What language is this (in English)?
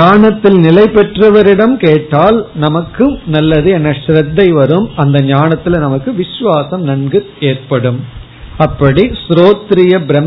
Tamil